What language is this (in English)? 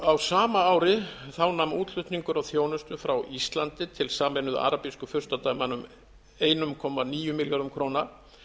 Icelandic